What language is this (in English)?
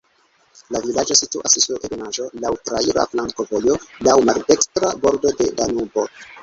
Esperanto